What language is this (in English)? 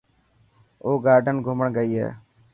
Dhatki